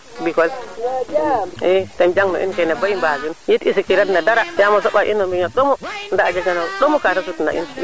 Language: Serer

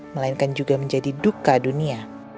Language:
Indonesian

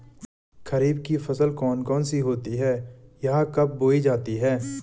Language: Hindi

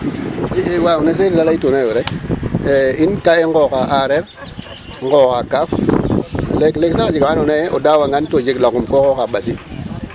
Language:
Serer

